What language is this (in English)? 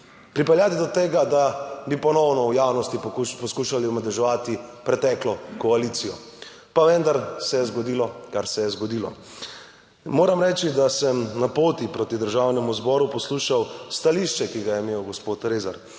Slovenian